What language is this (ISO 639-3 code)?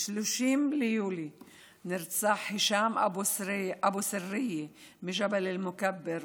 heb